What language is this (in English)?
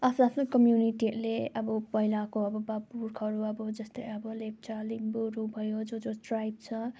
Nepali